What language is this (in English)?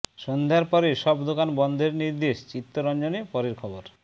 Bangla